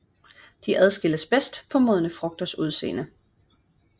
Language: Danish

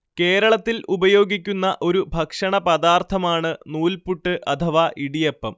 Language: Malayalam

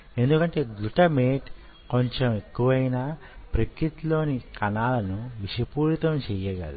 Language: Telugu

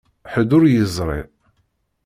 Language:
Kabyle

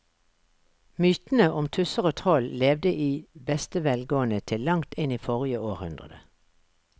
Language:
Norwegian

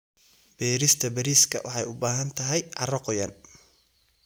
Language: Somali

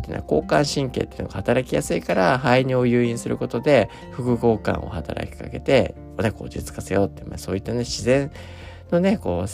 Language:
Japanese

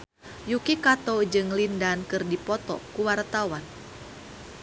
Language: Sundanese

